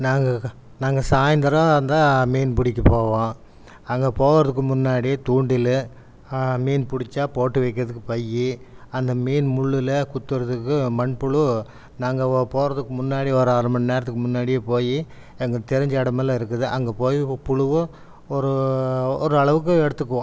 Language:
Tamil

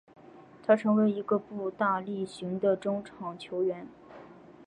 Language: Chinese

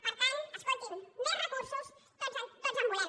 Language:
Catalan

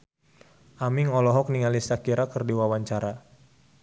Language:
Sundanese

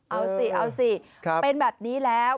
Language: Thai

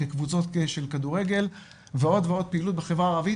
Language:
Hebrew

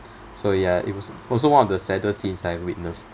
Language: English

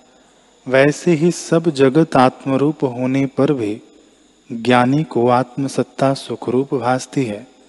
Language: Hindi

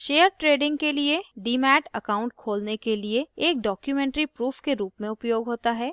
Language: Hindi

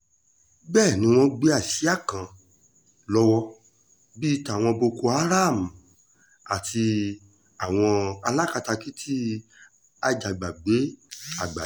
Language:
Yoruba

